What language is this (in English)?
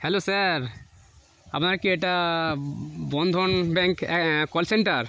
Bangla